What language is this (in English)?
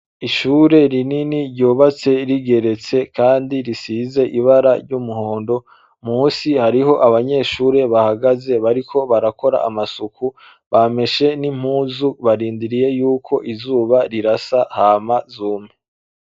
Rundi